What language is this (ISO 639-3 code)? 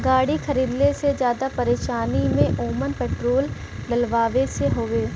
bho